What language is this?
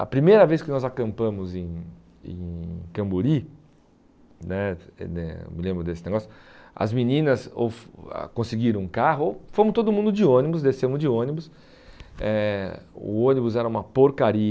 Portuguese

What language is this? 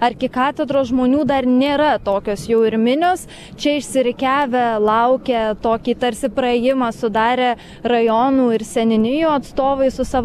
Lithuanian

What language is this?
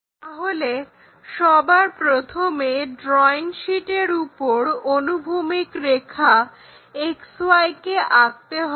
Bangla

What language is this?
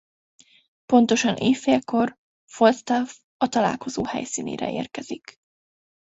Hungarian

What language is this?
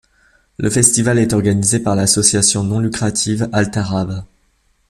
French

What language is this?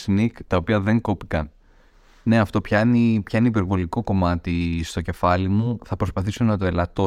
Greek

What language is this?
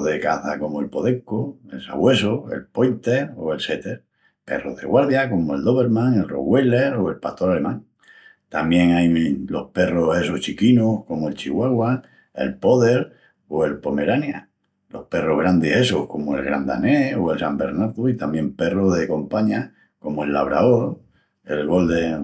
Extremaduran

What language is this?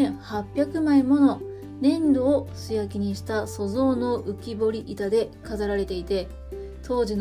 Japanese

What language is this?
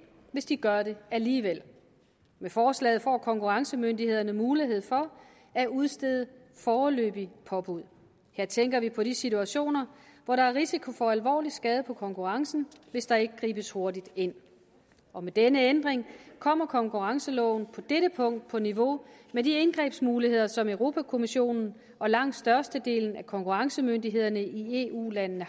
Danish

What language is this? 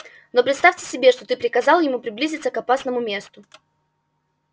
Russian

